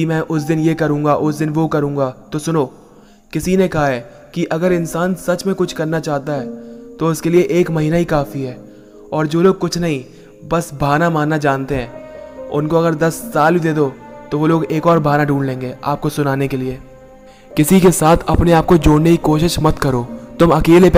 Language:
Hindi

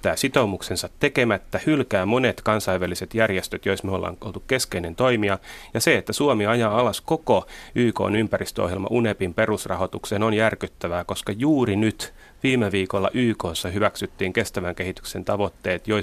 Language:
Finnish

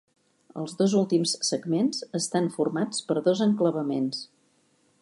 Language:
Catalan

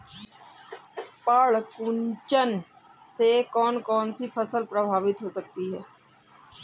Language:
Hindi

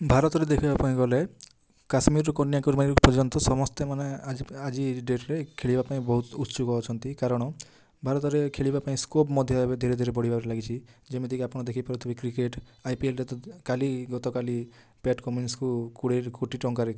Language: Odia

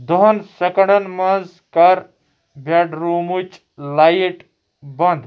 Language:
Kashmiri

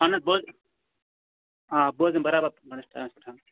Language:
Kashmiri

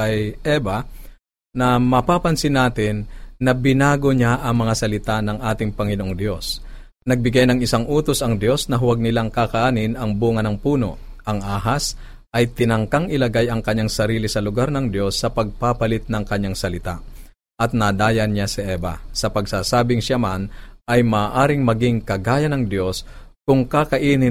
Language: Filipino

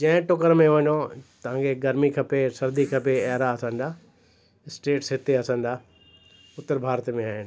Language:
Sindhi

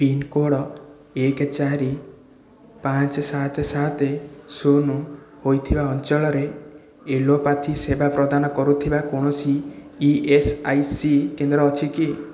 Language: Odia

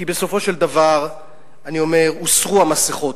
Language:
Hebrew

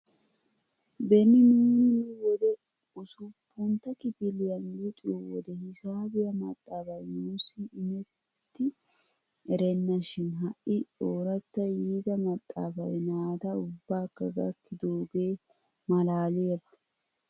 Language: Wolaytta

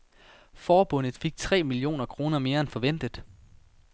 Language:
Danish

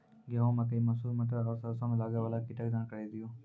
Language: Maithili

